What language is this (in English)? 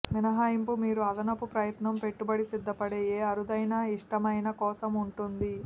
Telugu